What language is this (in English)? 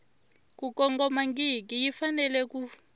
Tsonga